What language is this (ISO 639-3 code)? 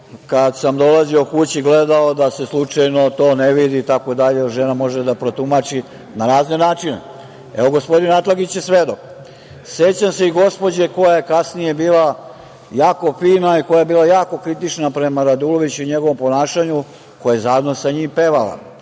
srp